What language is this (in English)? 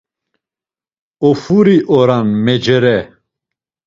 Laz